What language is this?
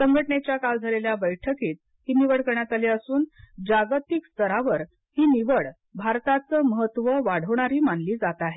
Marathi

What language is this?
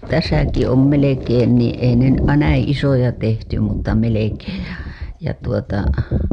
Finnish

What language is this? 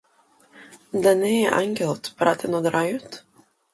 Macedonian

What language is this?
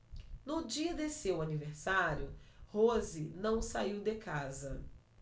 Portuguese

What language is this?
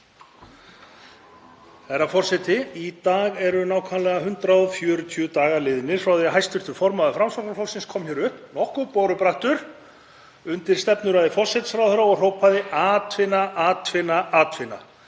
Icelandic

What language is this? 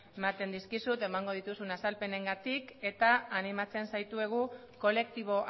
Basque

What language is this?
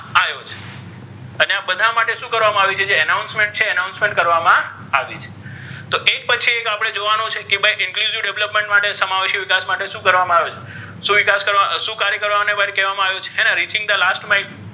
Gujarati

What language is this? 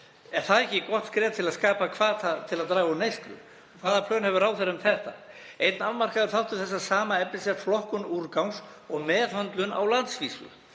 Icelandic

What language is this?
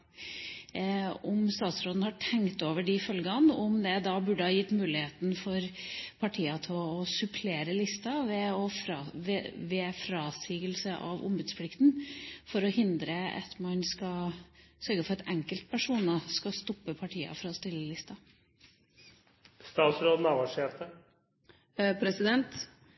Norwegian Bokmål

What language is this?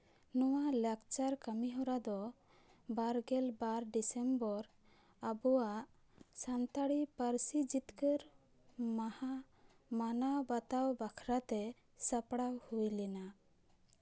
Santali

